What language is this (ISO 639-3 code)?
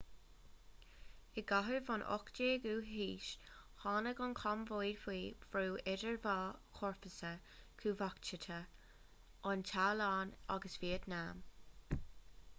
gle